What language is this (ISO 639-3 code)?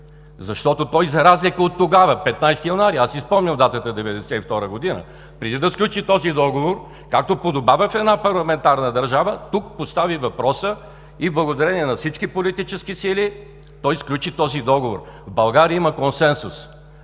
bul